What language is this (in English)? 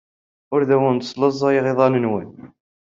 Kabyle